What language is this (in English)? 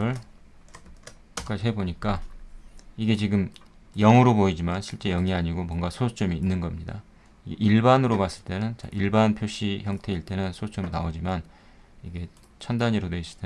Korean